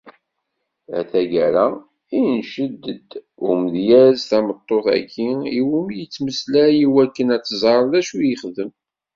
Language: Kabyle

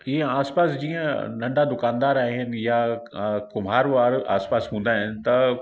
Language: Sindhi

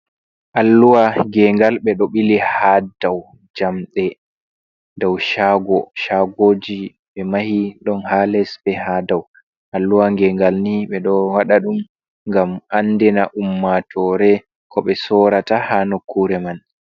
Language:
Fula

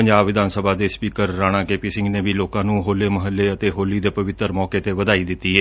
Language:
Punjabi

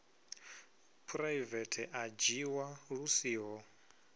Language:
Venda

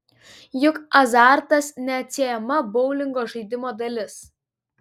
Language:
Lithuanian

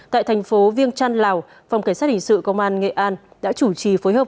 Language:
Vietnamese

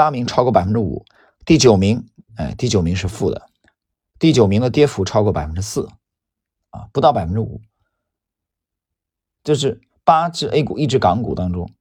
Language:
Chinese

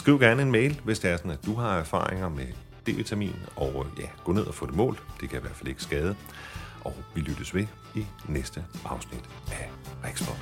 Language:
Danish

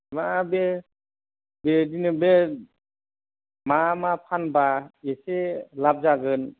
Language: Bodo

